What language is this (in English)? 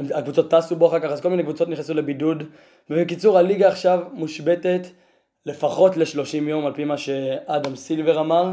Hebrew